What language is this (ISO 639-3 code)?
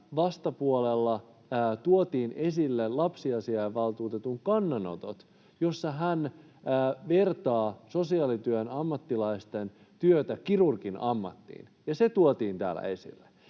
fin